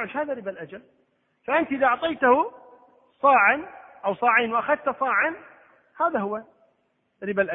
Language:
Arabic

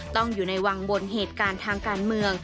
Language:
Thai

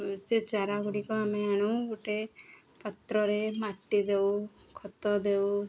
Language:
Odia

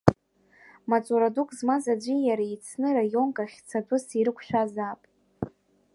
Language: Abkhazian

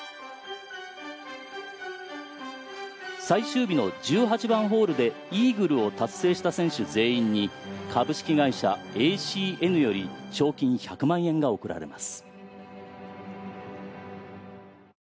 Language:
Japanese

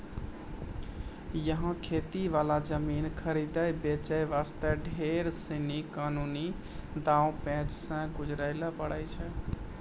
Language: Maithili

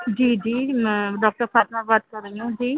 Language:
Urdu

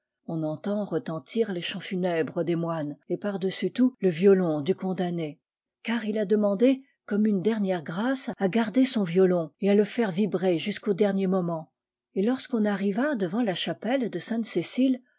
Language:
French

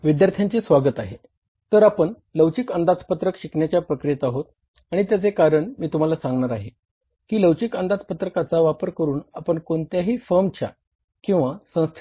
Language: Marathi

